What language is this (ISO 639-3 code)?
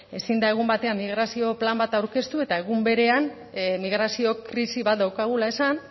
eus